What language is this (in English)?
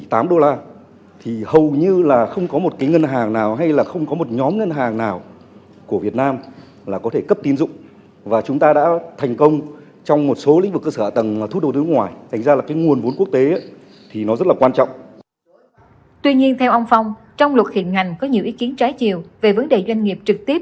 Vietnamese